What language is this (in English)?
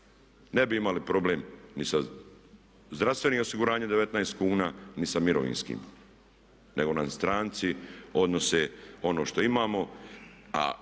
Croatian